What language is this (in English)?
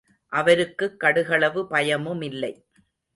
Tamil